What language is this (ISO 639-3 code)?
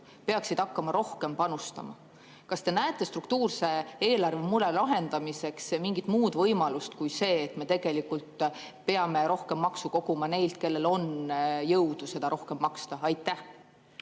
est